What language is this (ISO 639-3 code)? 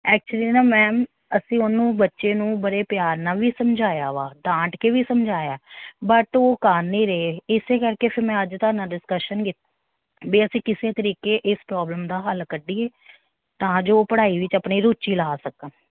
pan